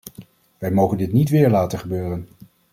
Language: Dutch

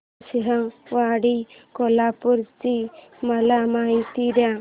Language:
Marathi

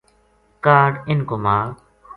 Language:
Gujari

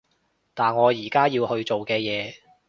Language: Cantonese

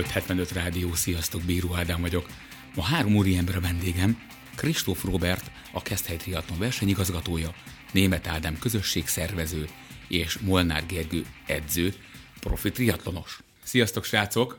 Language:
Hungarian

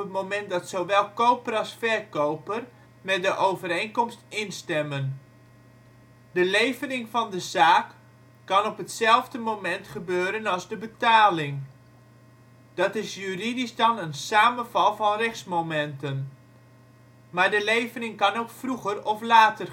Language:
Dutch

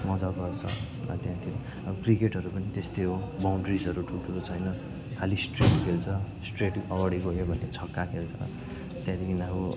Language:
Nepali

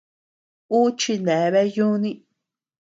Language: Tepeuxila Cuicatec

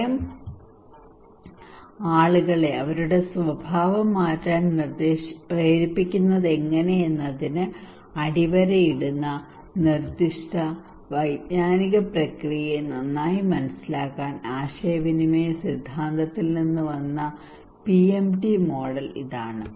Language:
Malayalam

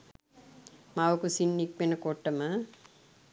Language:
Sinhala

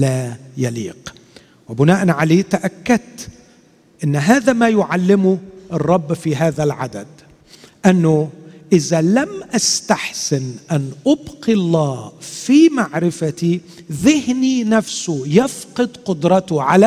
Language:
Arabic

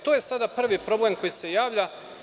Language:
Serbian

